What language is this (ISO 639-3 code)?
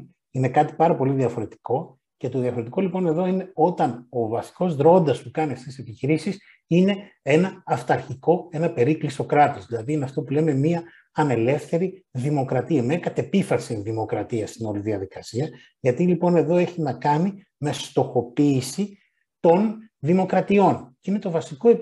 ell